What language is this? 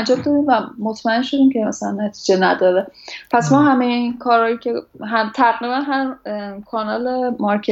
Persian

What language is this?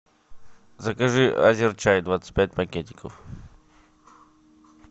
Russian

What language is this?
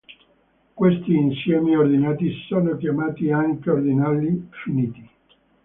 Italian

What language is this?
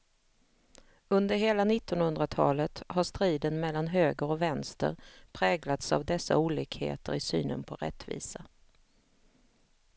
Swedish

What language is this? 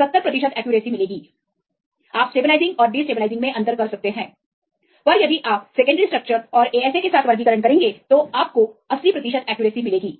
Hindi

